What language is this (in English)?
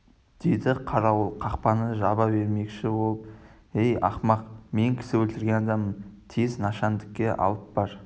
Kazakh